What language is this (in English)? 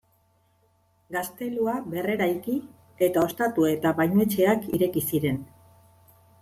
Basque